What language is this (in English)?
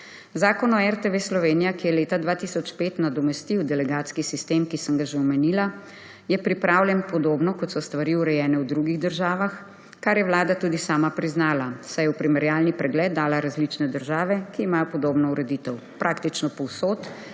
Slovenian